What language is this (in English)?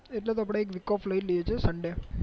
Gujarati